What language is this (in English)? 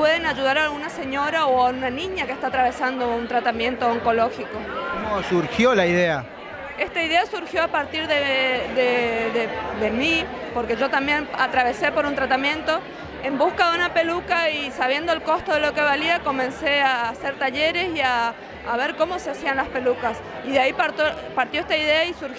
Spanish